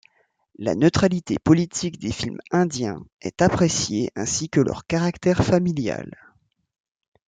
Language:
French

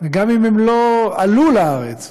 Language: Hebrew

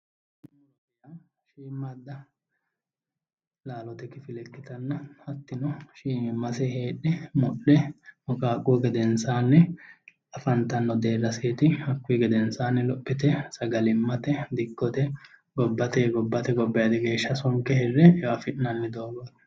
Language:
Sidamo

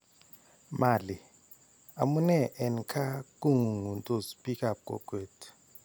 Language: Kalenjin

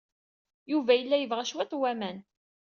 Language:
Kabyle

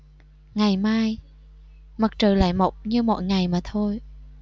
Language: Vietnamese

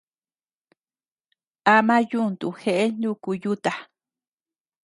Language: Tepeuxila Cuicatec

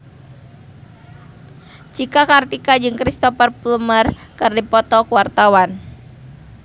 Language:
Sundanese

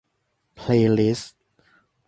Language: Thai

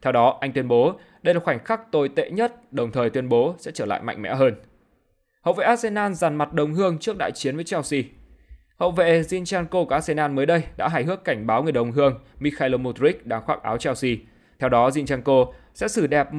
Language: Vietnamese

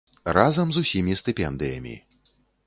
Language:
Belarusian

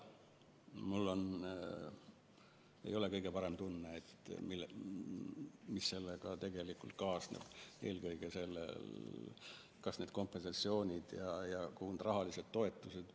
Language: Estonian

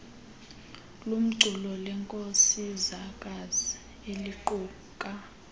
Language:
Xhosa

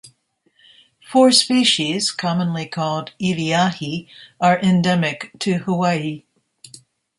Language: English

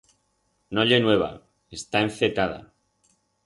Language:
Aragonese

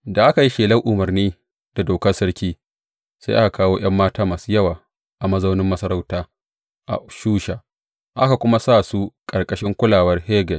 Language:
Hausa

